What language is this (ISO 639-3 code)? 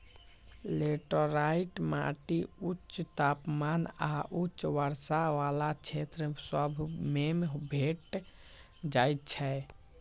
mag